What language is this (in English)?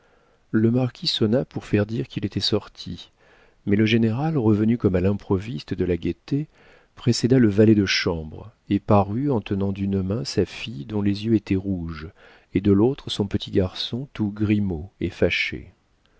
French